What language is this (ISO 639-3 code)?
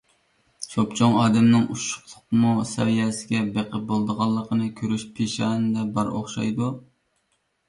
uig